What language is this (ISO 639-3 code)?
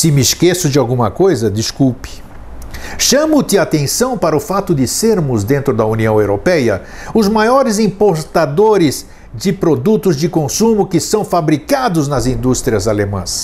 por